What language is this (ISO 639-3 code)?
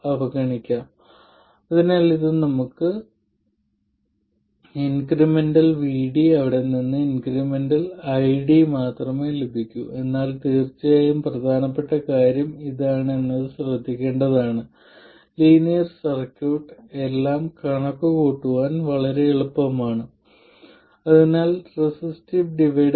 mal